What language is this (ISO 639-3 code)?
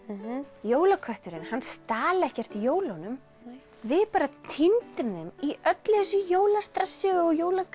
isl